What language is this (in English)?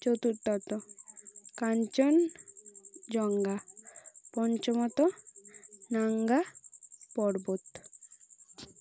Bangla